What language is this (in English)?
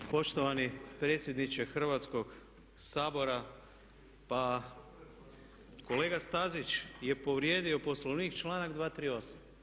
Croatian